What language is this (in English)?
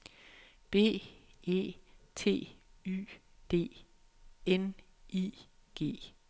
Danish